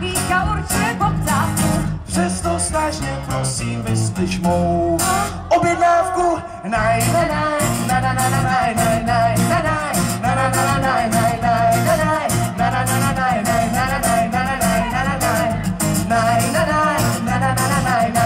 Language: Czech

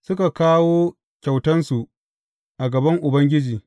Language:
Hausa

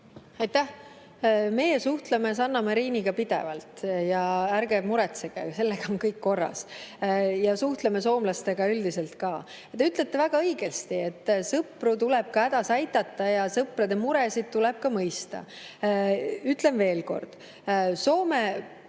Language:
Estonian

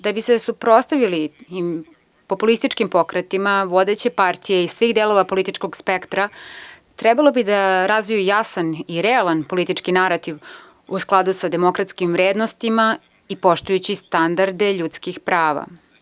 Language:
Serbian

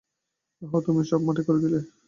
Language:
Bangla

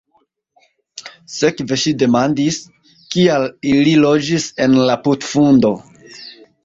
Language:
Esperanto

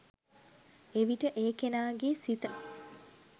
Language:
Sinhala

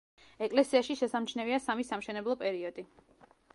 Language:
Georgian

